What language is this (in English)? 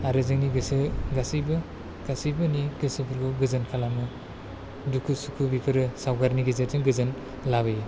Bodo